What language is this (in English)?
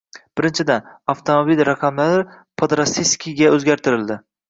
Uzbek